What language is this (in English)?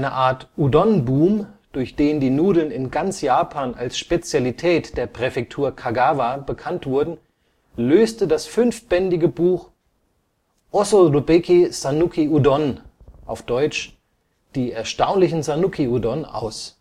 German